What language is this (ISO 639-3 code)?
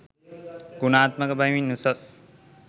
sin